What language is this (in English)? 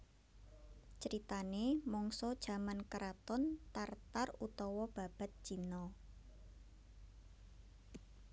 Javanese